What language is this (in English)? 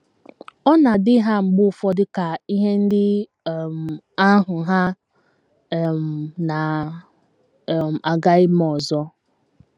Igbo